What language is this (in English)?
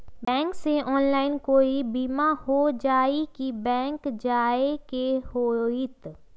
Magahi